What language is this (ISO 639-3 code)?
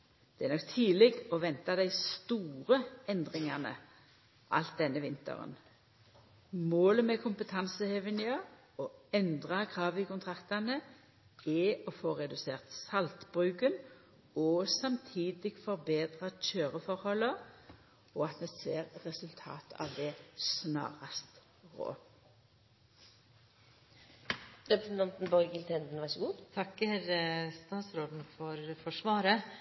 nno